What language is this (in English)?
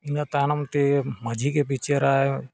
Santali